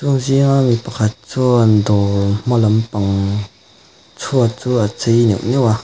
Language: Mizo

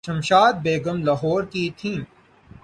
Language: Urdu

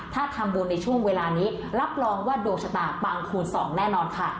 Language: Thai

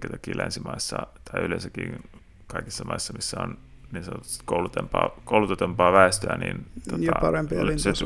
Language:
Finnish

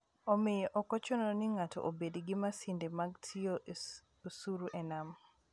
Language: Luo (Kenya and Tanzania)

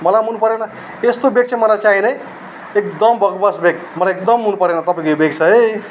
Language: Nepali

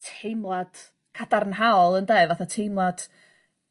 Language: Welsh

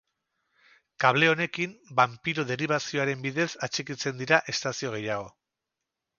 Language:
Basque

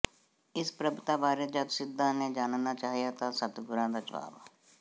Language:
Punjabi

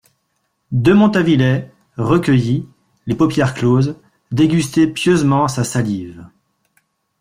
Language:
French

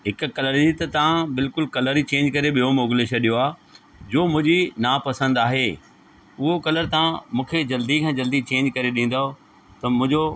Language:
Sindhi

